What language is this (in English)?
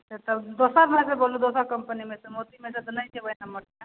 Maithili